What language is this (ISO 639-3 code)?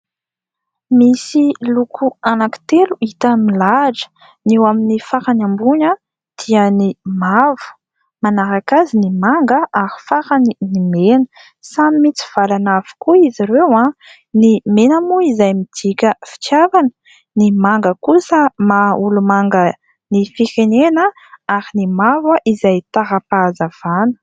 mlg